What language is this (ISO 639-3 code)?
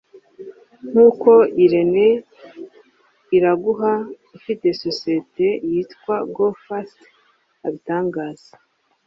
kin